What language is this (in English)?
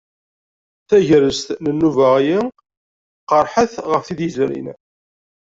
Kabyle